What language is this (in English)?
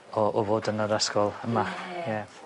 Welsh